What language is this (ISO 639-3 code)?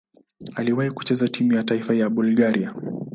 swa